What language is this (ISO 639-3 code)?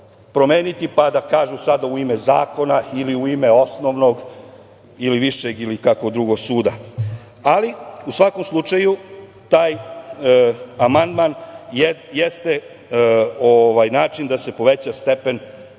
srp